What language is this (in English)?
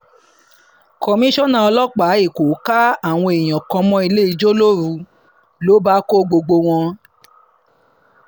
Yoruba